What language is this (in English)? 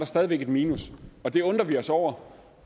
Danish